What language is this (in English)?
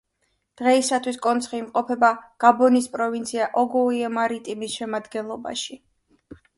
Georgian